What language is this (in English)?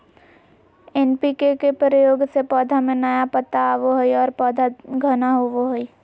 Magahi